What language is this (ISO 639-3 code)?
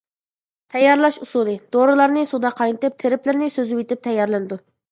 uig